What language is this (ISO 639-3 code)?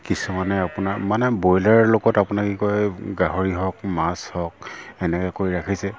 asm